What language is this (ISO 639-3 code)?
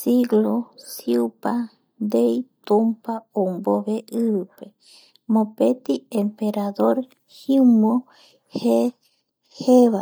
gui